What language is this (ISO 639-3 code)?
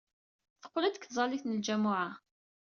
kab